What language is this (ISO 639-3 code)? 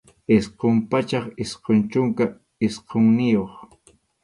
qxu